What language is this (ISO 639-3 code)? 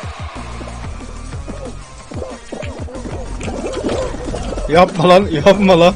tur